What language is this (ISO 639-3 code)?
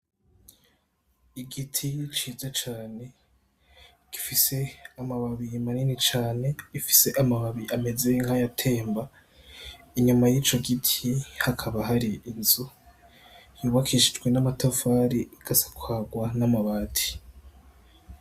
run